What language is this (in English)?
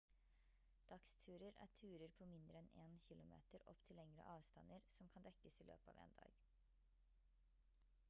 Norwegian Bokmål